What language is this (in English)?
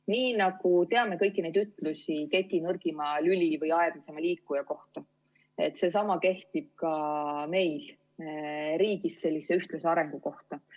Estonian